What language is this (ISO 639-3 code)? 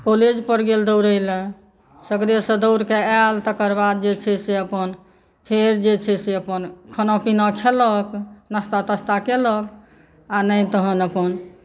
mai